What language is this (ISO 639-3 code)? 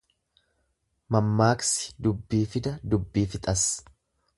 orm